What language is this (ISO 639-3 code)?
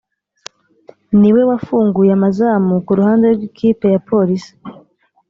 kin